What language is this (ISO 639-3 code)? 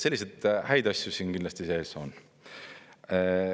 est